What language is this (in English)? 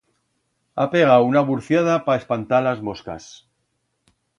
Aragonese